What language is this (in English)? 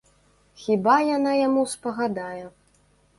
Belarusian